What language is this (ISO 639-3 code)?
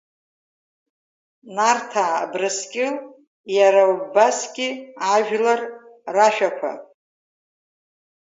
abk